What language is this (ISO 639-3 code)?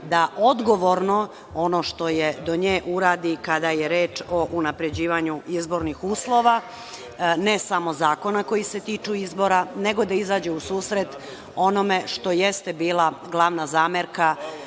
srp